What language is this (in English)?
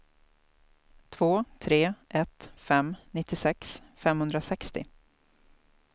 Swedish